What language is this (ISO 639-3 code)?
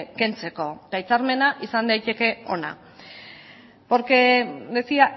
eus